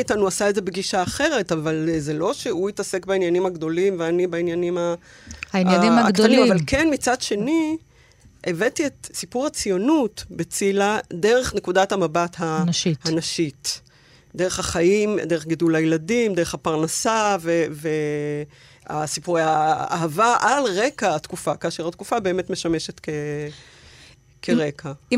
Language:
Hebrew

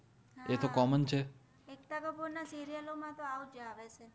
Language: Gujarati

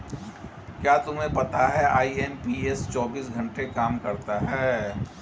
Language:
Hindi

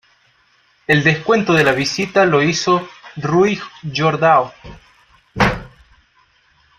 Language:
Spanish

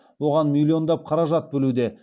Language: Kazakh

